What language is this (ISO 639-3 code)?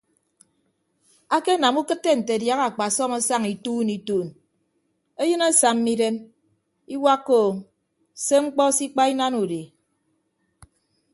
ibb